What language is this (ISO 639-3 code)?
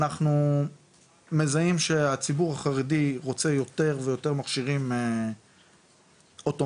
heb